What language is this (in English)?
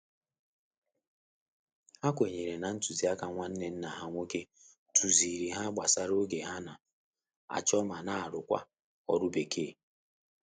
Igbo